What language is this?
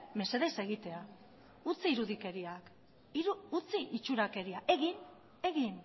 Basque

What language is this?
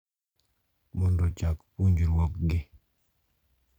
Luo (Kenya and Tanzania)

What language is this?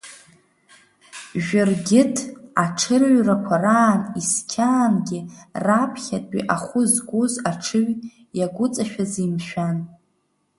Abkhazian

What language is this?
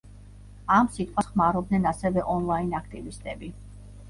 Georgian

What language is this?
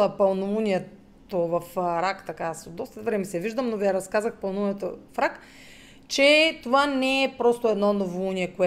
Bulgarian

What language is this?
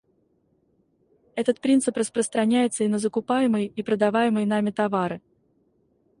Russian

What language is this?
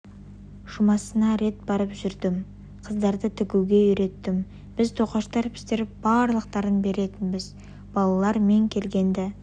Kazakh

